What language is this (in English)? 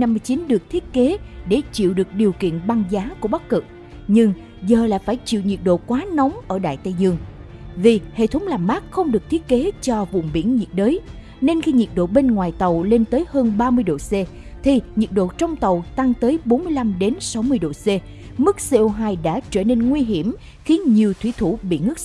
Vietnamese